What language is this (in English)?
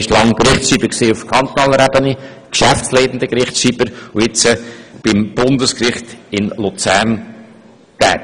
Swiss German